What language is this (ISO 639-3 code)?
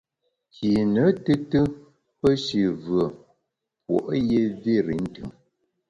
bax